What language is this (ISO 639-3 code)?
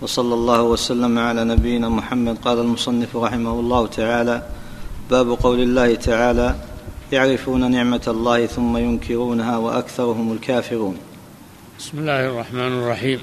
ara